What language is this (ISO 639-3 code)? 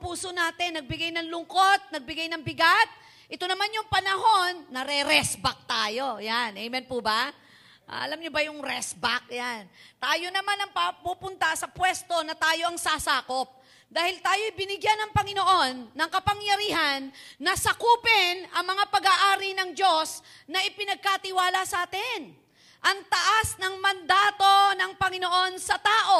fil